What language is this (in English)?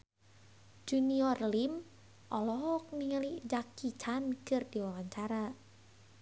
Sundanese